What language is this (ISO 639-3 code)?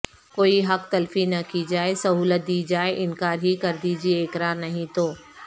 urd